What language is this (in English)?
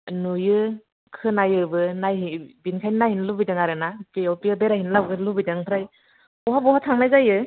Bodo